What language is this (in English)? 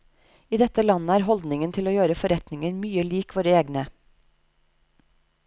Norwegian